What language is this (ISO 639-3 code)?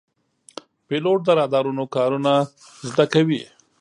pus